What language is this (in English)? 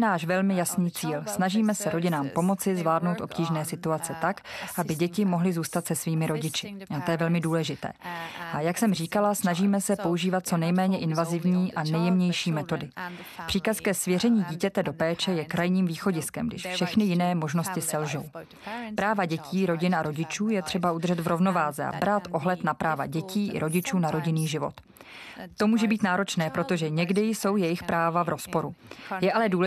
Czech